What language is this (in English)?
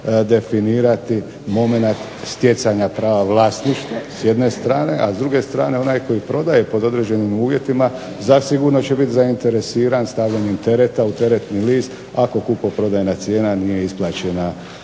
Croatian